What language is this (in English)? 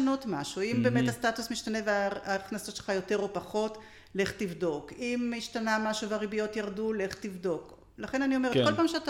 Hebrew